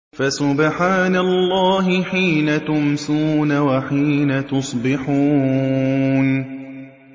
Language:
Arabic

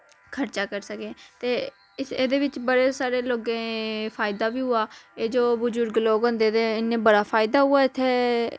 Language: Dogri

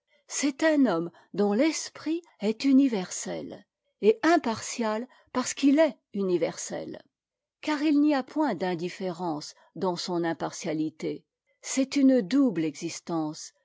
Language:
French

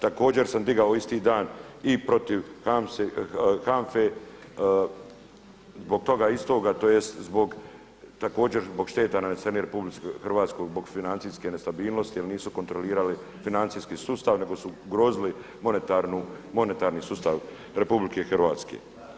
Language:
Croatian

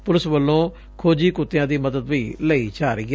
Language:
Punjabi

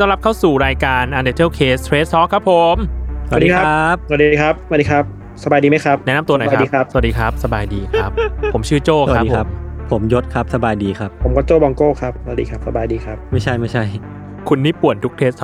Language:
Thai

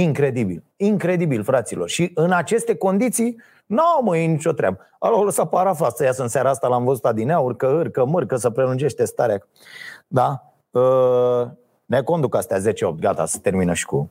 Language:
Romanian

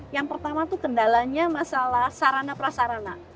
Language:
Indonesian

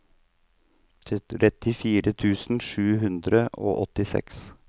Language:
Norwegian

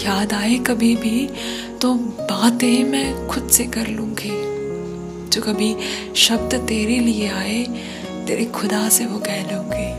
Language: Hindi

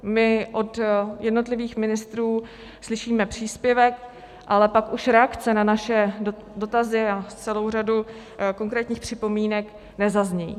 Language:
Czech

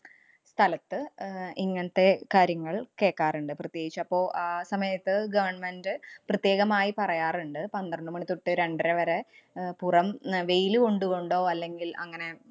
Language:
Malayalam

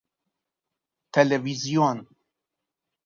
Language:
Persian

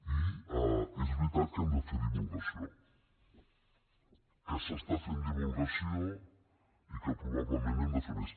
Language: Catalan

